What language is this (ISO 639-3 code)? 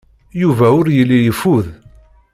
kab